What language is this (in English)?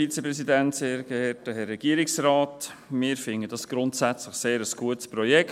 Swiss German